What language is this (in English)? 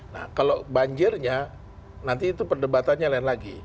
Indonesian